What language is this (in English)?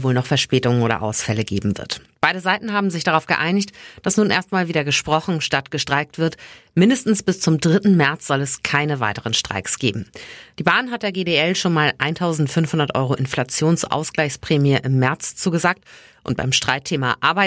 German